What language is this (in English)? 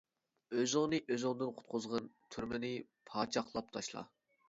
Uyghur